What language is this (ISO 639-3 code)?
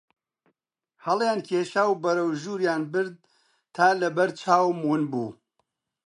ckb